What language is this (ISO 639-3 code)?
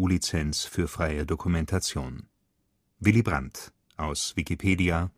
deu